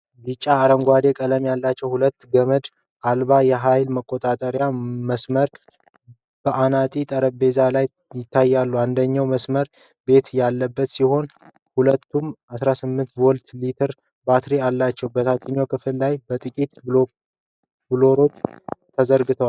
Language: Amharic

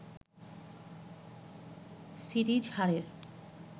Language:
Bangla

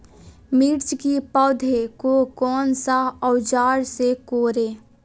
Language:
Magahi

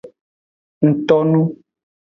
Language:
Aja (Benin)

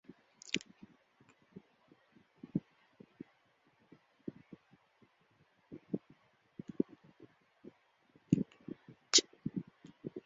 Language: Chinese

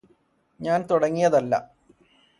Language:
Malayalam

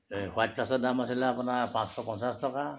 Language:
Assamese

